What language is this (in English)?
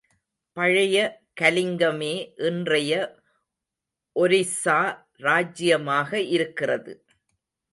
Tamil